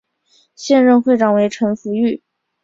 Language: Chinese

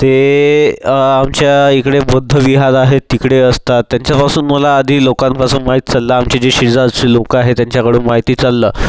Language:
Marathi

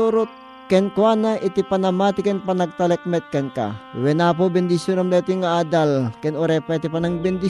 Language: Filipino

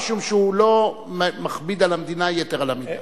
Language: Hebrew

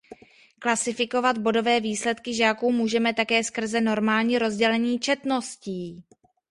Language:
Czech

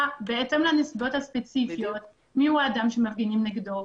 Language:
Hebrew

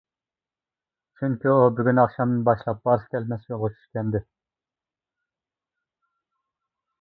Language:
Uyghur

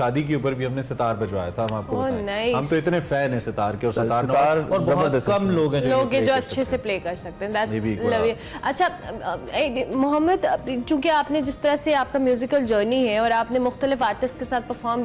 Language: Hindi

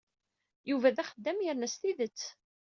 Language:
Kabyle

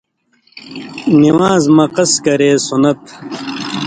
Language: Indus Kohistani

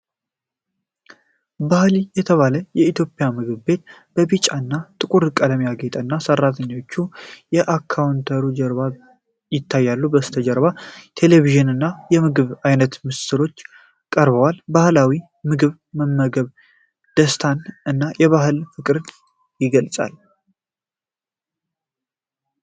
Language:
Amharic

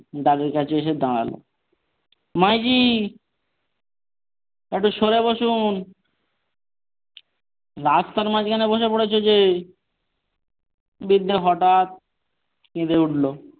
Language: Bangla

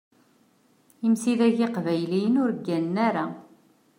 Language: Kabyle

